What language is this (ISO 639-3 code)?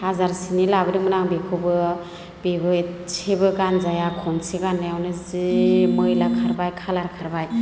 brx